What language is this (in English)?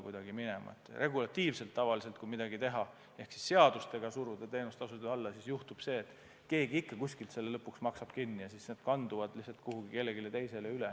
Estonian